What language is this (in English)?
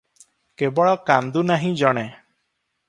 Odia